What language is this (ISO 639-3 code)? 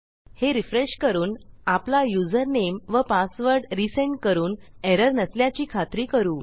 mar